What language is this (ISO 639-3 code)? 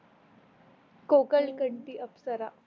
mar